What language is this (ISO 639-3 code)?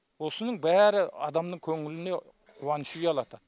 kaz